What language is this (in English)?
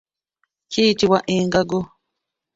Ganda